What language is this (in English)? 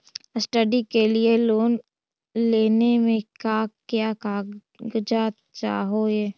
Magahi